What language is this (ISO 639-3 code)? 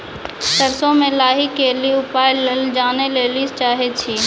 mai